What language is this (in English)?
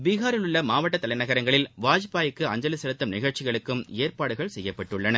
Tamil